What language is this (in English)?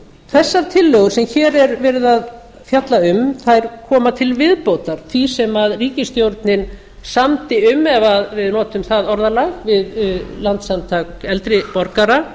Icelandic